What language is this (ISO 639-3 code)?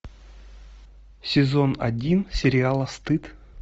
rus